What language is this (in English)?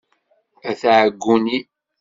Kabyle